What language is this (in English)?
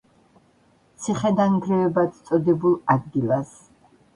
Georgian